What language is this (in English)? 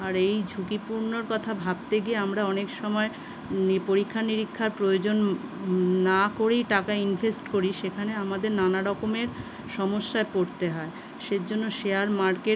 Bangla